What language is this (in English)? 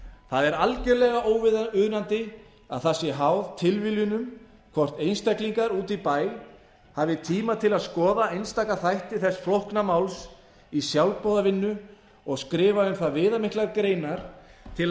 Icelandic